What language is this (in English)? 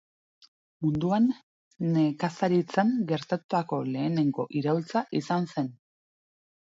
Basque